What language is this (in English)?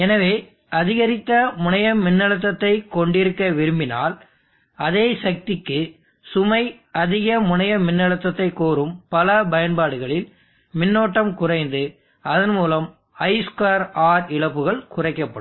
Tamil